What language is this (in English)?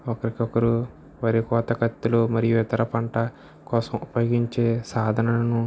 Telugu